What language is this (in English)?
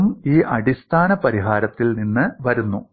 Malayalam